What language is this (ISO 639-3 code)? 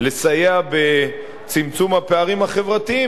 heb